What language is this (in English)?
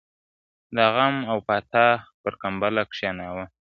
Pashto